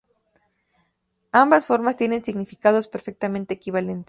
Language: Spanish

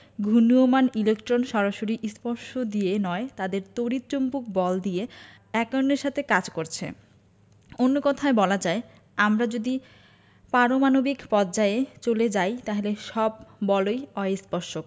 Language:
Bangla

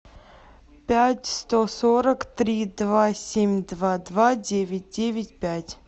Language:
Russian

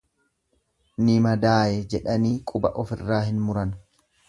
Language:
Oromo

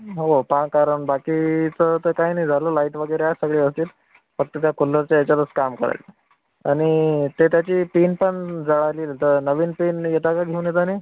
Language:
Marathi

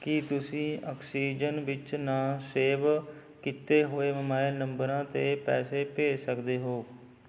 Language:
Punjabi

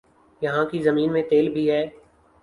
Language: Urdu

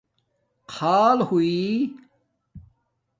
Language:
Domaaki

